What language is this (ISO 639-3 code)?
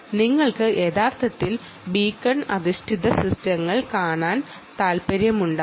mal